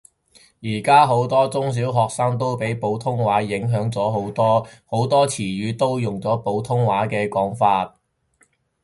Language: Cantonese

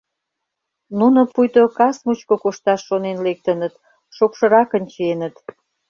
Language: Mari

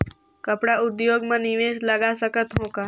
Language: Chhattisgarhi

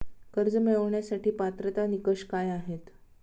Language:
Marathi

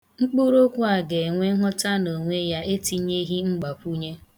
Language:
Igbo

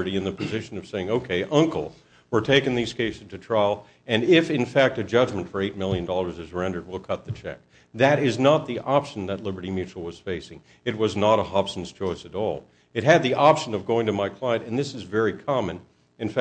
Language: English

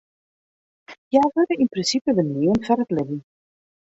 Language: Western Frisian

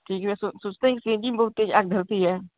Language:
Hindi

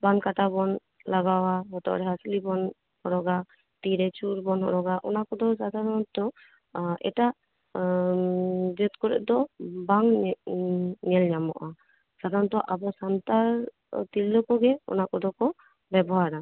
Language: Santali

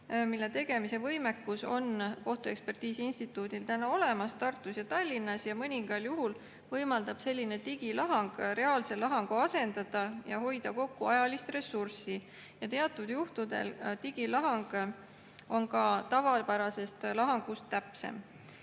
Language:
Estonian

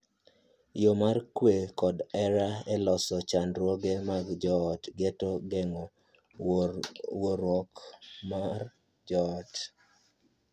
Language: Luo (Kenya and Tanzania)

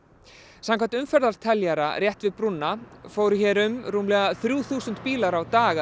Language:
Icelandic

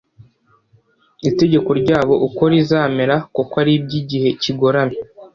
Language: Kinyarwanda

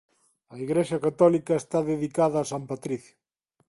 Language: Galician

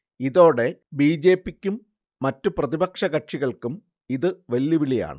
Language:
Malayalam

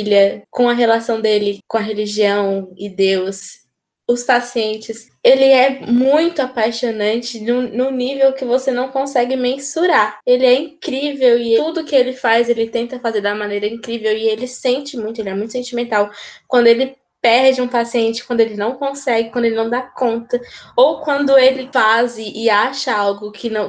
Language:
Portuguese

